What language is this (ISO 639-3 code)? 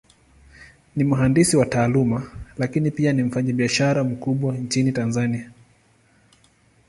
swa